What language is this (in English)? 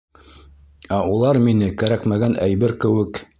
Bashkir